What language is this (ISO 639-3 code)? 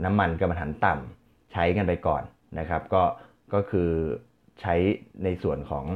tha